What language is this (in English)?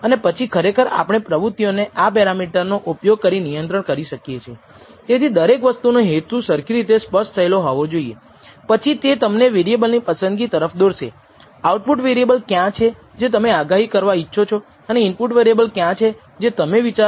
Gujarati